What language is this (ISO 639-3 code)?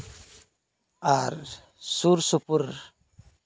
sat